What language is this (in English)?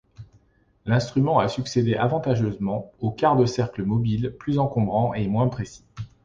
French